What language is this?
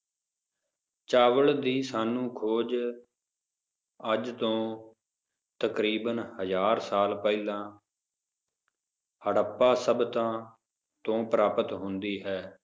Punjabi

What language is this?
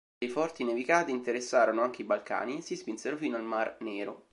Italian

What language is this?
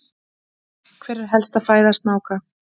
Icelandic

